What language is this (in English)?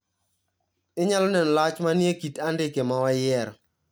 Luo (Kenya and Tanzania)